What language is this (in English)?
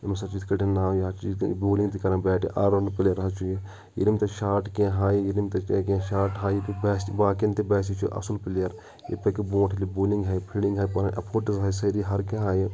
Kashmiri